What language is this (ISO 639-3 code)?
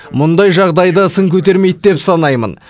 kaz